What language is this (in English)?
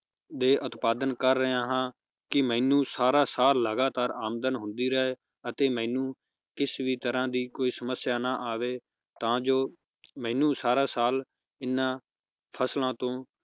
Punjabi